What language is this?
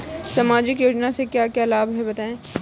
Hindi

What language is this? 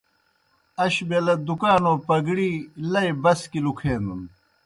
Kohistani Shina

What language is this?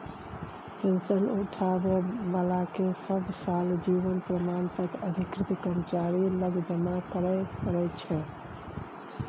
Maithili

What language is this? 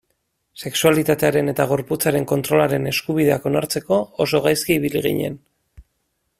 Basque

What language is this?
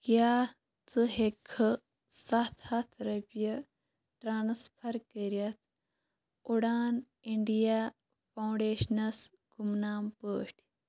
Kashmiri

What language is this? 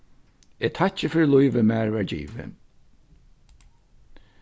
Faroese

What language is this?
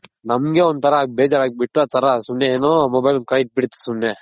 Kannada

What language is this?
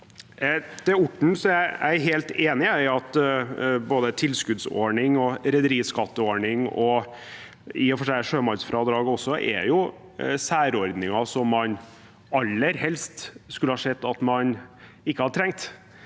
Norwegian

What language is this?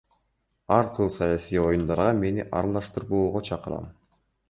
Kyrgyz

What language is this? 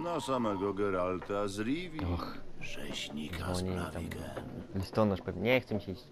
Polish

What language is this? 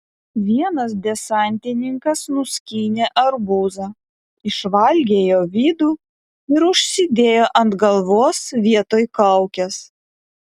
Lithuanian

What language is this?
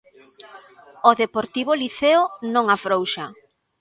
Galician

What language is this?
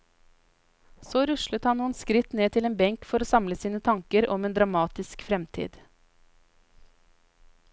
Norwegian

